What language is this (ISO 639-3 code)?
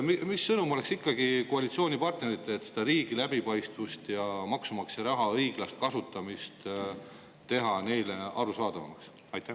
est